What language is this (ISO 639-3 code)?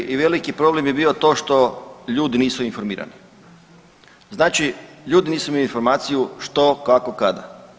hrv